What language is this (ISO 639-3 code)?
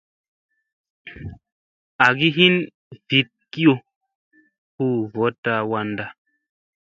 mse